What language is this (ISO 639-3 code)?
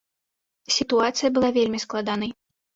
bel